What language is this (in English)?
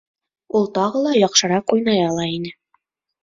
Bashkir